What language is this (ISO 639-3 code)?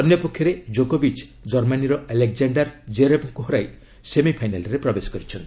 ori